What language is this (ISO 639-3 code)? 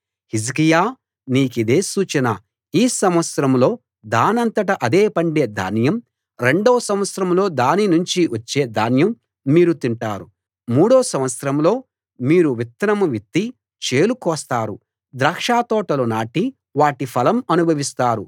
tel